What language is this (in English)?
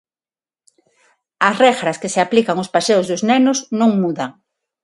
Galician